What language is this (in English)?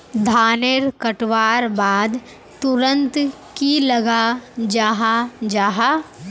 Magahi